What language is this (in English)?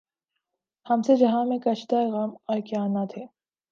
Urdu